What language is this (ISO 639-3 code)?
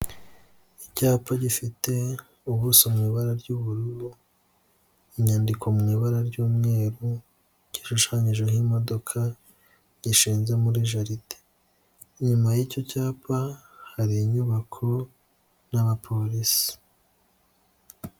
kin